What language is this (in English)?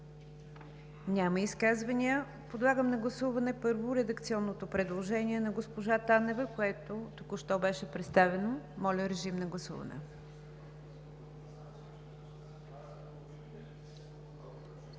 Bulgarian